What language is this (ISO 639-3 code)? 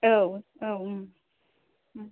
brx